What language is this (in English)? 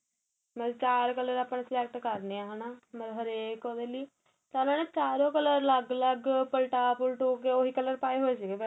Punjabi